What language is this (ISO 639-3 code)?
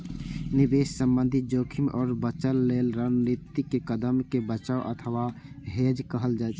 mai